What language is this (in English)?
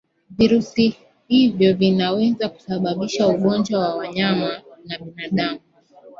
Swahili